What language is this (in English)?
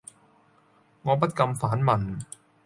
Cantonese